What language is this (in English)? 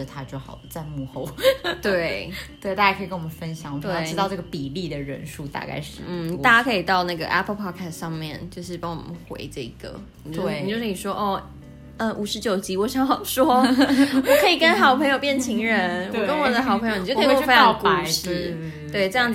Chinese